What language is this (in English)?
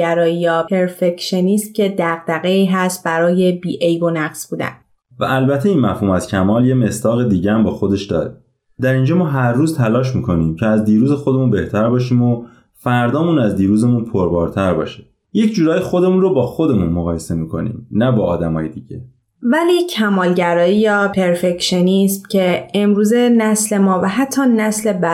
Persian